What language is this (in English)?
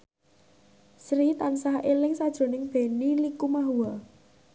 Javanese